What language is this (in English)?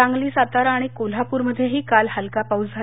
Marathi